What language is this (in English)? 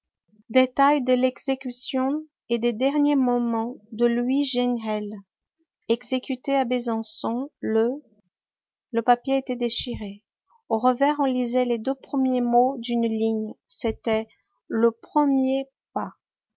French